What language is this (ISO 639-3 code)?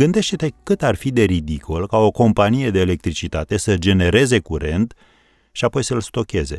ron